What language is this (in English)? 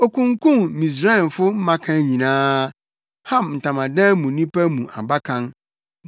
Akan